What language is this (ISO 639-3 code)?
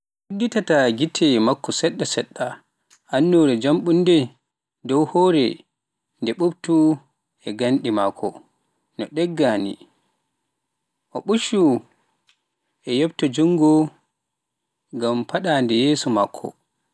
fuf